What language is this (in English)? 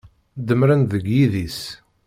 Kabyle